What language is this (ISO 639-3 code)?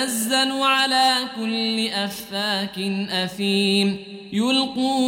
ara